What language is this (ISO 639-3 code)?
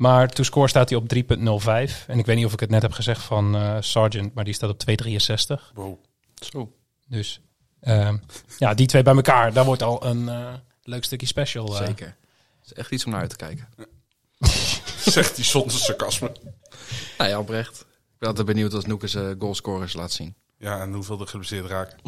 nld